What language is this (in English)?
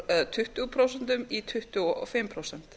Icelandic